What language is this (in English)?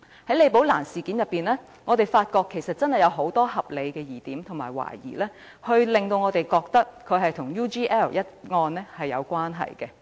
Cantonese